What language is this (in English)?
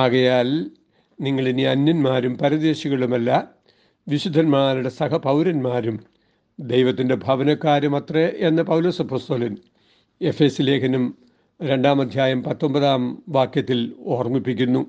Malayalam